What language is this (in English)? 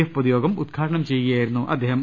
Malayalam